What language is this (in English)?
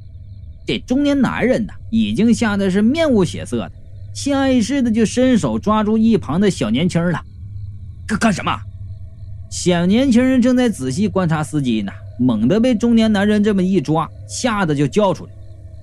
Chinese